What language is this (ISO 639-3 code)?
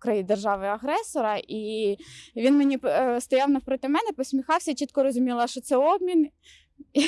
ukr